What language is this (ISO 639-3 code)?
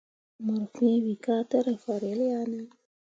mua